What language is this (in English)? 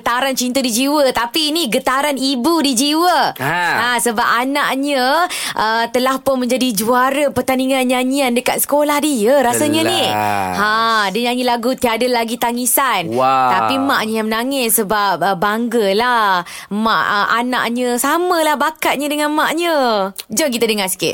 Malay